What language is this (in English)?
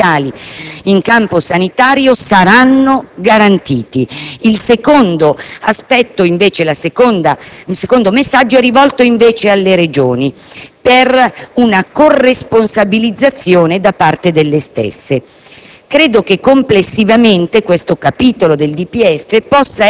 Italian